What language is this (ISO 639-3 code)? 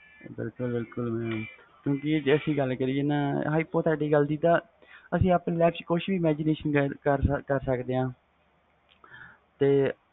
pan